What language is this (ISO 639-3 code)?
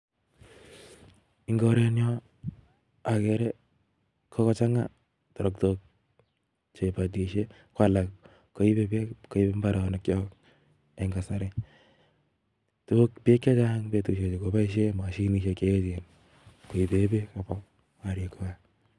kln